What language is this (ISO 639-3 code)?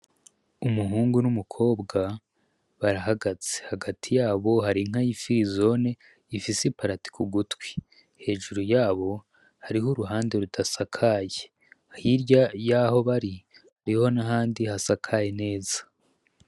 run